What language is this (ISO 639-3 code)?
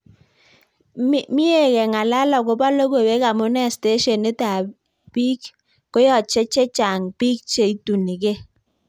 kln